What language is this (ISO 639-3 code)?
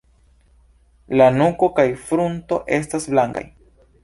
epo